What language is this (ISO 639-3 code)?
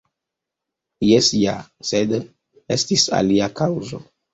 epo